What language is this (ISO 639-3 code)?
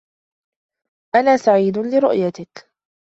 ara